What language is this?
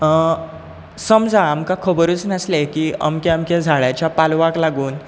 Konkani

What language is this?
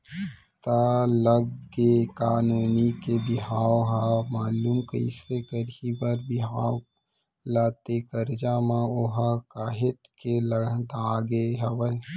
Chhattisgarhi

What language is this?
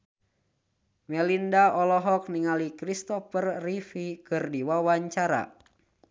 Sundanese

